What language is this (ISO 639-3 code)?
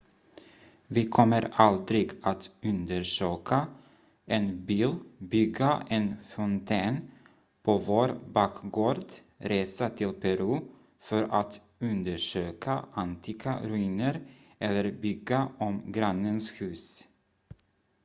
swe